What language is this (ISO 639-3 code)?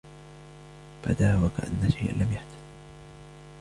ara